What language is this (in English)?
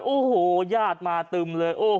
Thai